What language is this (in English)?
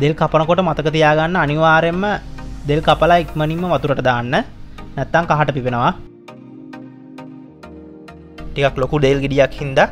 Hindi